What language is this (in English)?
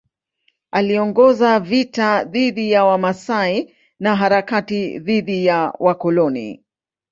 Swahili